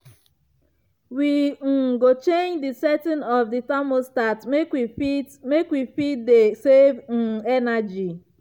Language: Nigerian Pidgin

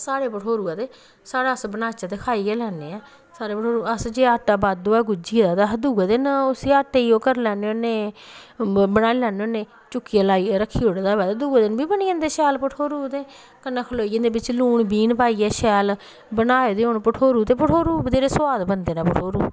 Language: Dogri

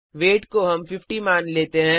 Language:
Hindi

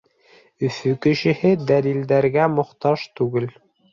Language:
Bashkir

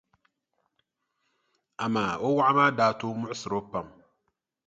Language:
Dagbani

